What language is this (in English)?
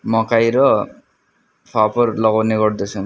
Nepali